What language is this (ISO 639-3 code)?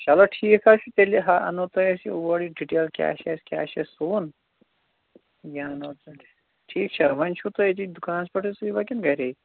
kas